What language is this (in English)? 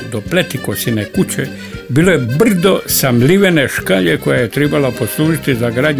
Croatian